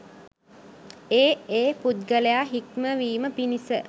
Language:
Sinhala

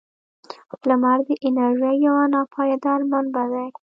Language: Pashto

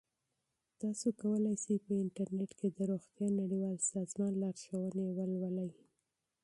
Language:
Pashto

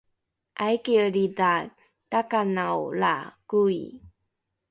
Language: Rukai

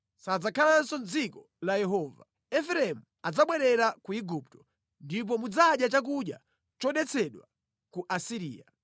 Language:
Nyanja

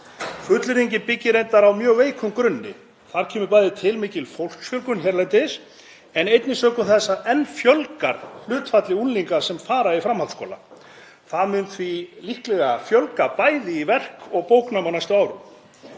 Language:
Icelandic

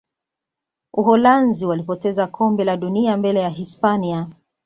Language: Swahili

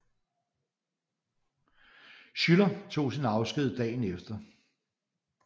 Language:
Danish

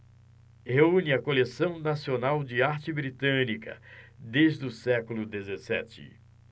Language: Portuguese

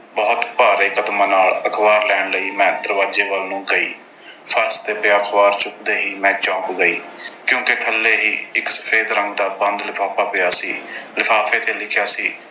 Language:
Punjabi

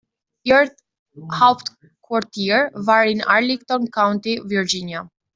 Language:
German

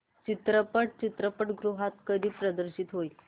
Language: Marathi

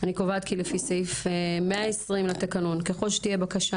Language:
Hebrew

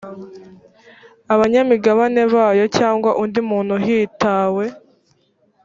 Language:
Kinyarwanda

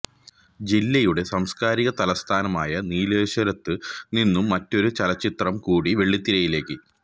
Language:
Malayalam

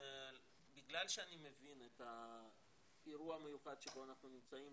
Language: Hebrew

